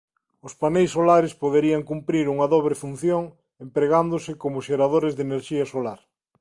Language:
Galician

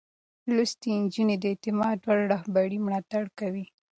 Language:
Pashto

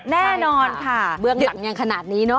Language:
Thai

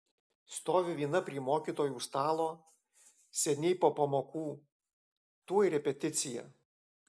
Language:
Lithuanian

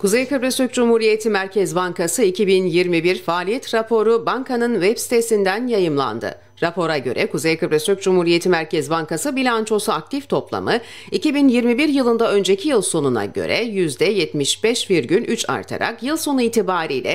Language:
Turkish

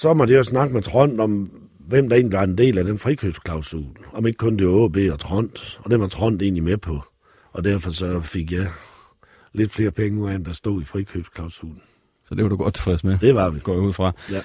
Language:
Danish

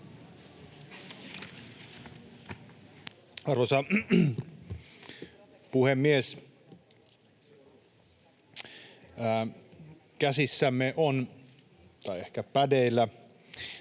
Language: Finnish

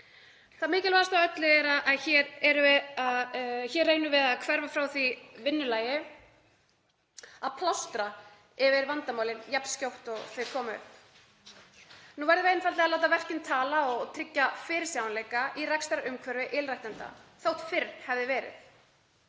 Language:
Icelandic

